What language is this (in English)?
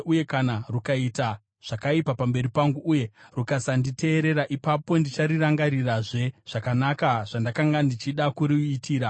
Shona